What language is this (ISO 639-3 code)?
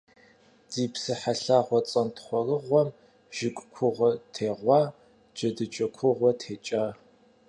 kbd